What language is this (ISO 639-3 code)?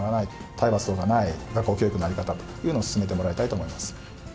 jpn